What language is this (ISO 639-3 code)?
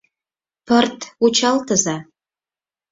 chm